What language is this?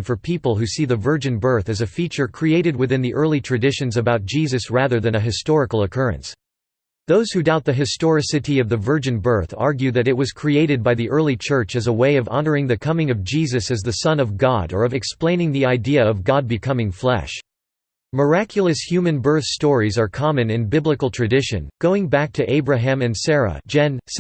English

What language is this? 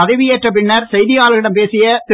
Tamil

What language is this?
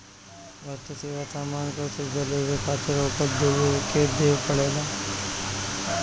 Bhojpuri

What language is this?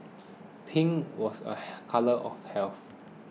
English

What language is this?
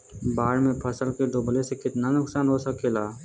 Bhojpuri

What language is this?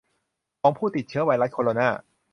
Thai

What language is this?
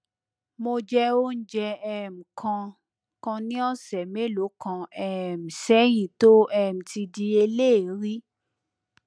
Yoruba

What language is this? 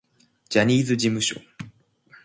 Japanese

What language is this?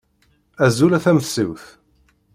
Kabyle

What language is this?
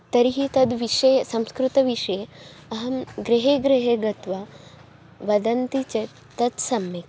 Sanskrit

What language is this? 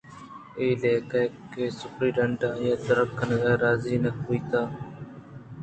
Eastern Balochi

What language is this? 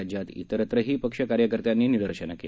Marathi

